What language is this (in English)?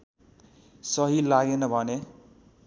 Nepali